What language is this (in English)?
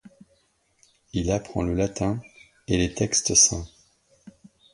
French